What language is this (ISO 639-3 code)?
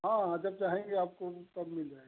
hin